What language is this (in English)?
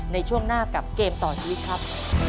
Thai